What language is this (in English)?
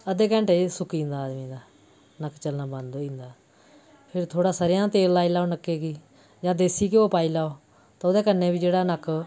Dogri